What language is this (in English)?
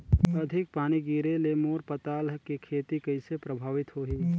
Chhattisgarhi